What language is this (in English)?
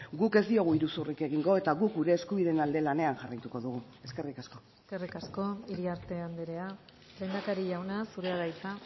Basque